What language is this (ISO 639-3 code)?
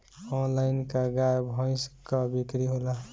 bho